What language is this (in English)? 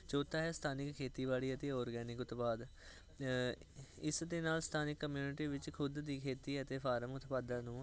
Punjabi